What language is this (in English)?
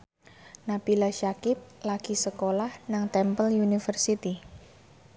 Javanese